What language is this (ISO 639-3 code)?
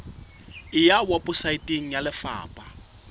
sot